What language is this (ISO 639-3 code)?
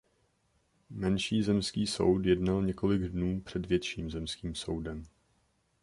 ces